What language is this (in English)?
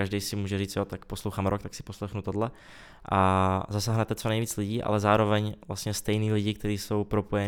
Czech